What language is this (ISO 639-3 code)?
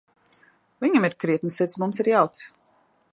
lav